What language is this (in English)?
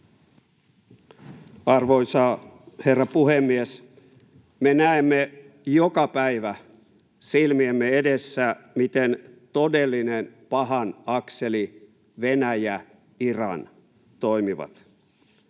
Finnish